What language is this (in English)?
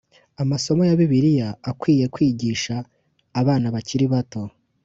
Kinyarwanda